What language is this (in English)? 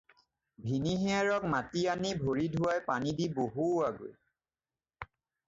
Assamese